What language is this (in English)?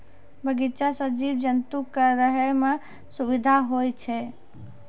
Maithili